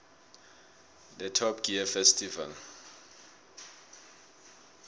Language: South Ndebele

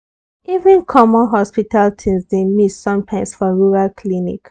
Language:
Nigerian Pidgin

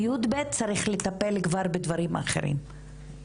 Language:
Hebrew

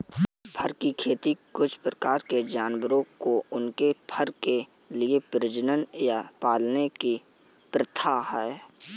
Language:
Hindi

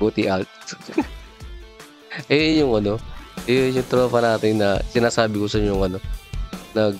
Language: Filipino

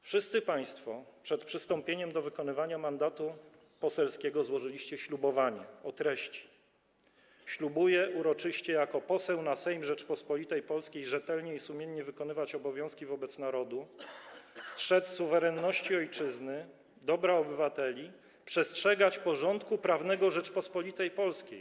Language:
Polish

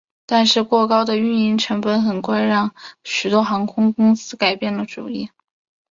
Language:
Chinese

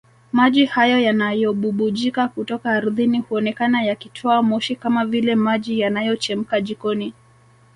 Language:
Swahili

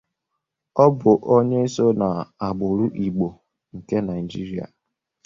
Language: Igbo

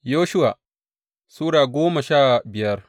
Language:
Hausa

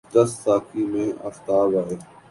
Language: Urdu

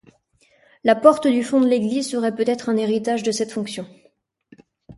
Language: French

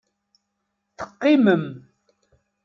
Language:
Kabyle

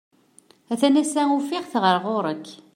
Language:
Kabyle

